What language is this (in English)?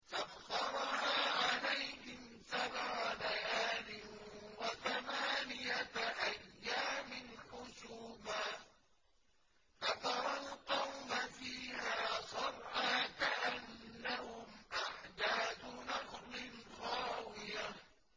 Arabic